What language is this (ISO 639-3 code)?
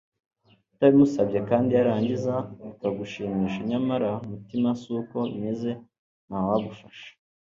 kin